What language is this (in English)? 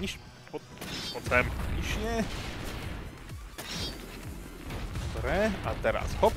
Slovak